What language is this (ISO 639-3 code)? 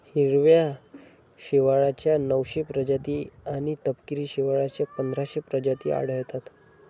mar